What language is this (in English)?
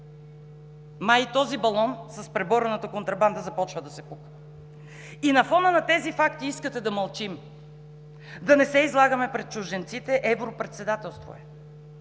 Bulgarian